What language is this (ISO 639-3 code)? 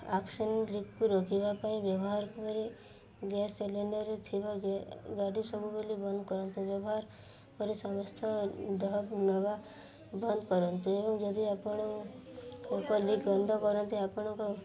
ori